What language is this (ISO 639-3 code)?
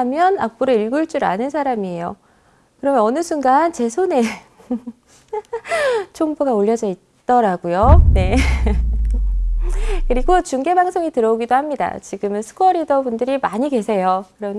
kor